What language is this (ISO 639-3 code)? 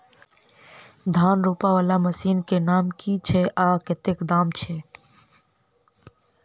mai